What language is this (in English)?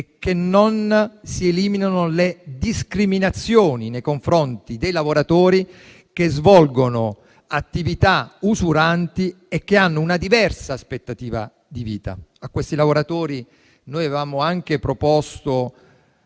Italian